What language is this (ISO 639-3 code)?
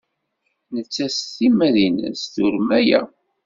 kab